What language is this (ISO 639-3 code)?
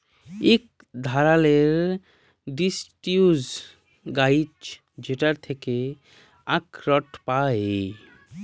ben